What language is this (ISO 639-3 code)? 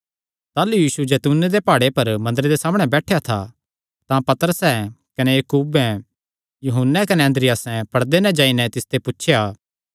xnr